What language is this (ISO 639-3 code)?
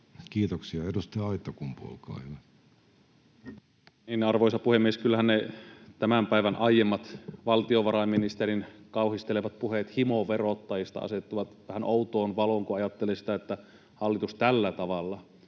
fin